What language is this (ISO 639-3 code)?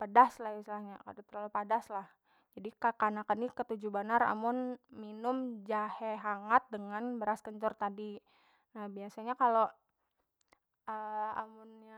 bjn